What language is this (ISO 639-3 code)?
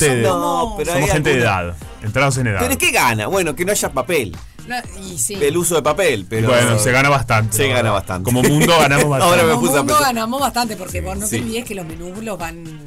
spa